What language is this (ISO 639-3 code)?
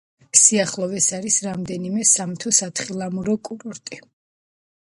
kat